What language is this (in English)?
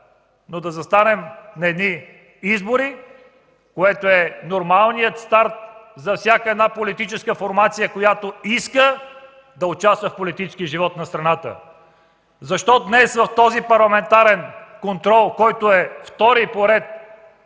Bulgarian